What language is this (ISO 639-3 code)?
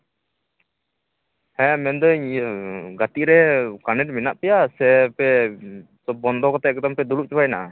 sat